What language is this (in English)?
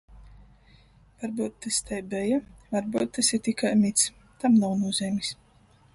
Latgalian